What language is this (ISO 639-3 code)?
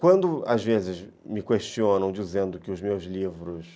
por